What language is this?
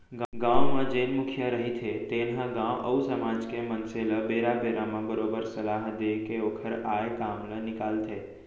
Chhattisgarhi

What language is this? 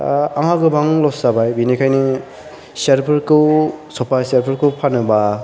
Bodo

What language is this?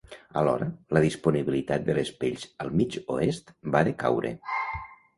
Catalan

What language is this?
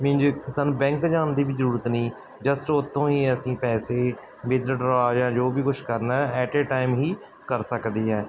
Punjabi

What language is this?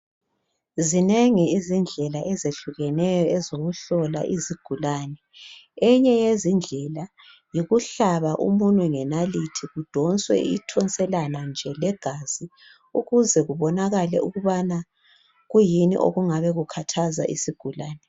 North Ndebele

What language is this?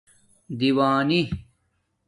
Domaaki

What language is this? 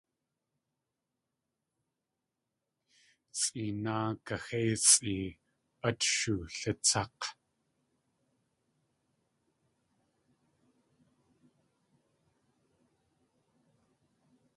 Tlingit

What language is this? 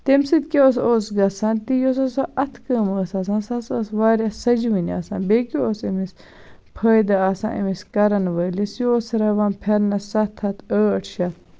Kashmiri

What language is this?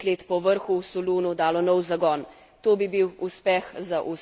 Slovenian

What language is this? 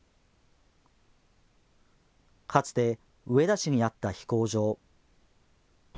Japanese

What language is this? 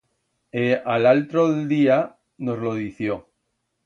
Aragonese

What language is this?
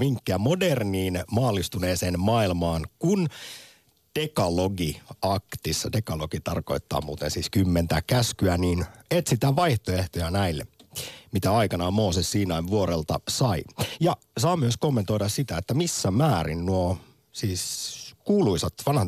Finnish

